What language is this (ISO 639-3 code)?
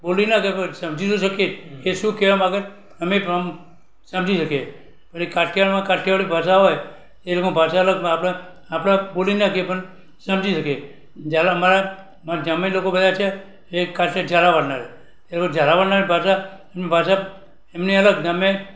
guj